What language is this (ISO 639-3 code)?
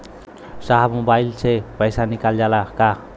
bho